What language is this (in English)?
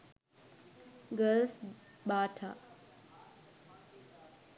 Sinhala